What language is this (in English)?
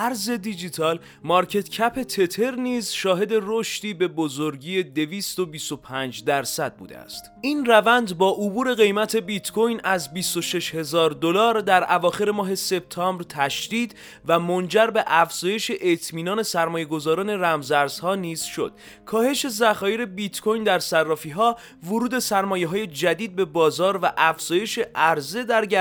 Persian